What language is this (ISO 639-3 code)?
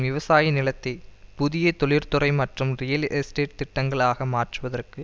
tam